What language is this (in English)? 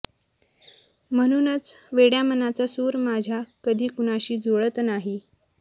Marathi